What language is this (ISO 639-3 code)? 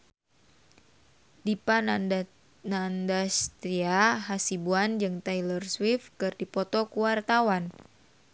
sun